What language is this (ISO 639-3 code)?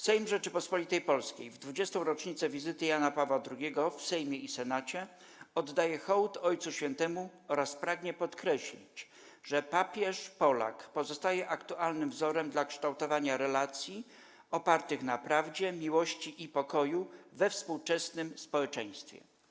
pol